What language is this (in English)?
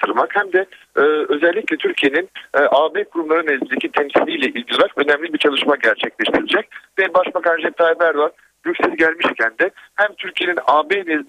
Turkish